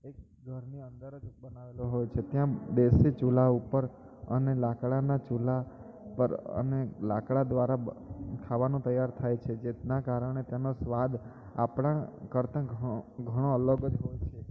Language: Gujarati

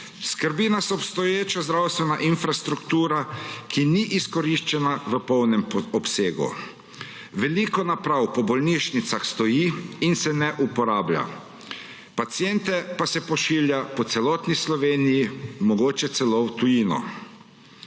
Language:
Slovenian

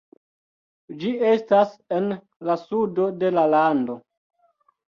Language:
Esperanto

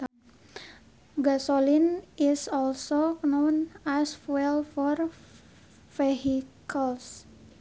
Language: Sundanese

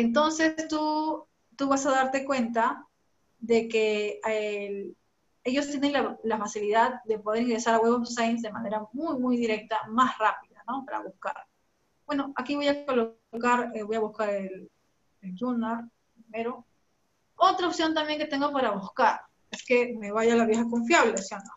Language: Spanish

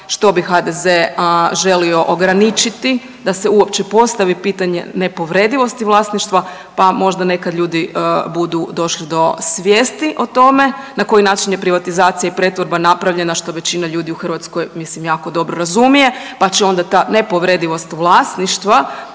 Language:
Croatian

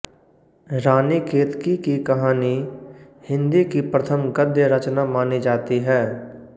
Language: Hindi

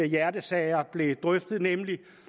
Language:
Danish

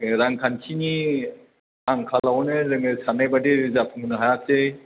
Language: Bodo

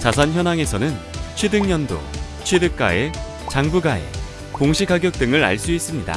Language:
Korean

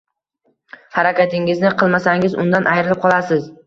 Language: Uzbek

